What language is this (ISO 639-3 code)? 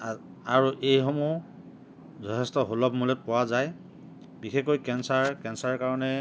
asm